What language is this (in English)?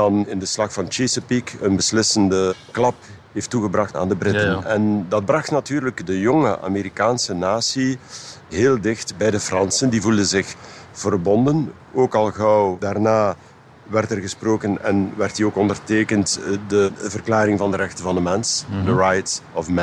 Dutch